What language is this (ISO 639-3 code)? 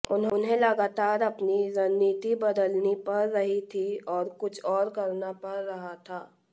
hin